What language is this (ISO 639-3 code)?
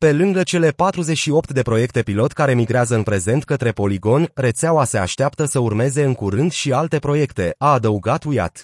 ron